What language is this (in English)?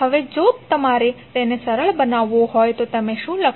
Gujarati